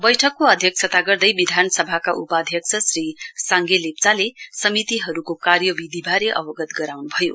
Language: Nepali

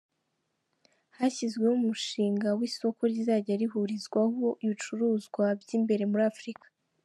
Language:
Kinyarwanda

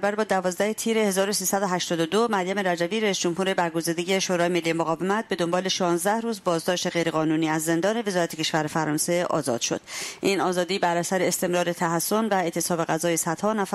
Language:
Persian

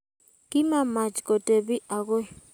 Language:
Kalenjin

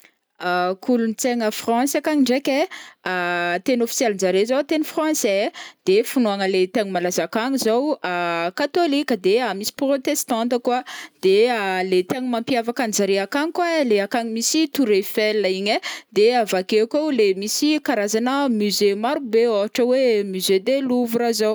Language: Northern Betsimisaraka Malagasy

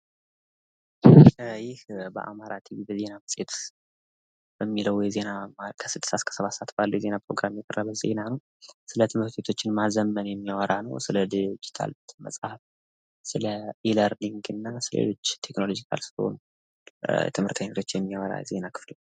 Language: Amharic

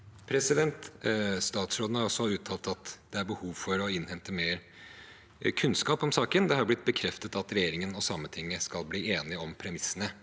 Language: Norwegian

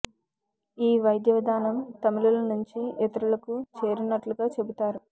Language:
Telugu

